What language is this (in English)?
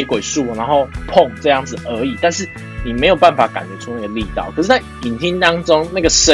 Chinese